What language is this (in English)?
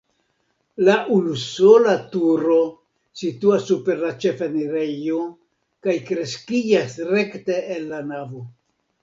Esperanto